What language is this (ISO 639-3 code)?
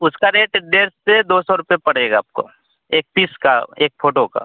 hin